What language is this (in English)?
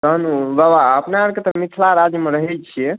Maithili